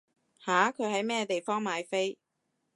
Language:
Cantonese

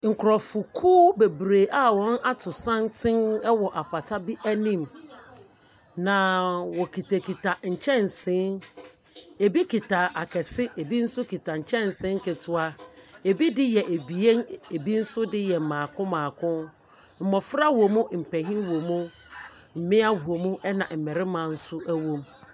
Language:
Akan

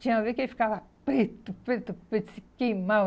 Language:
Portuguese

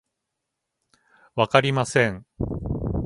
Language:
Japanese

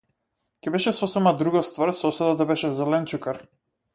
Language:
Macedonian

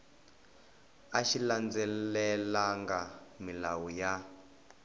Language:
Tsonga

